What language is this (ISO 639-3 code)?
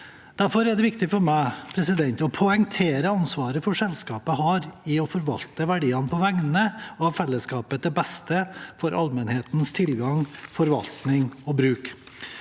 nor